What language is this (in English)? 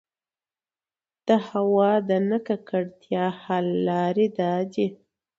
Pashto